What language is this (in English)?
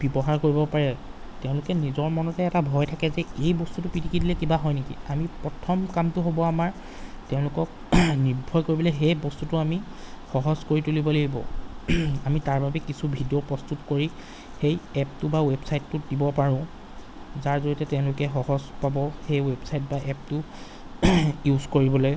Assamese